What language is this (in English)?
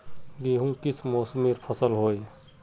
Magahi